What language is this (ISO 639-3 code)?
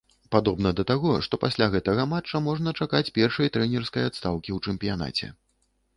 bel